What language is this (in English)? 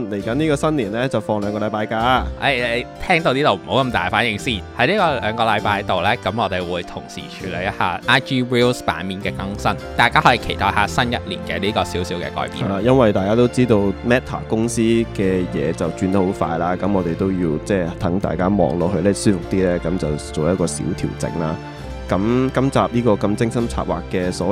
Chinese